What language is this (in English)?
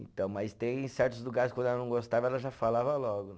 Portuguese